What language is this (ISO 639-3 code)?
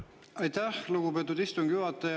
est